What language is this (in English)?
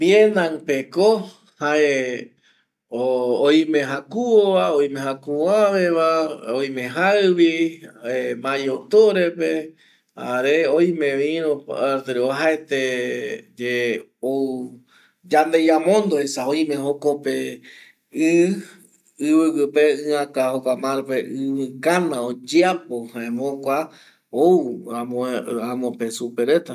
Eastern Bolivian Guaraní